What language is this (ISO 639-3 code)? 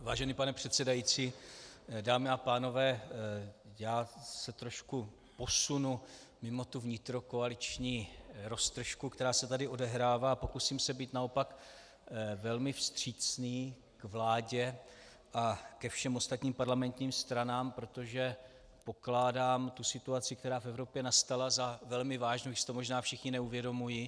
ces